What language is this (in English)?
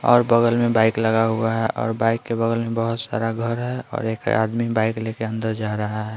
Hindi